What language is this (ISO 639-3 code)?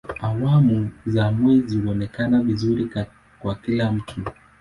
swa